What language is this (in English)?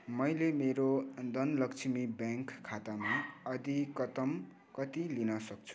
Nepali